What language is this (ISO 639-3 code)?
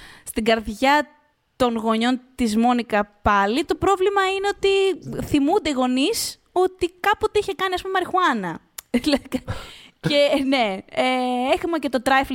ell